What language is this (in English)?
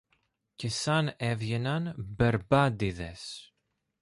Greek